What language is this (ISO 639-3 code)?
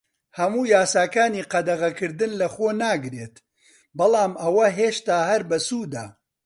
ckb